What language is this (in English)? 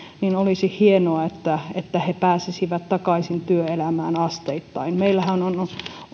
Finnish